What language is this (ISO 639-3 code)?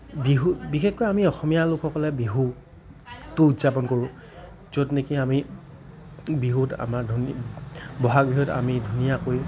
asm